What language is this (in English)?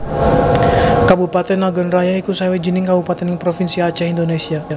Javanese